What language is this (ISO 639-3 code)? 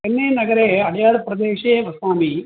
san